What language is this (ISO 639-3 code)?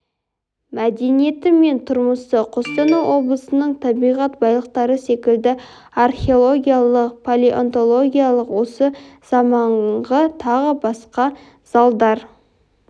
kaz